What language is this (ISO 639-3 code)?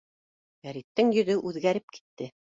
bak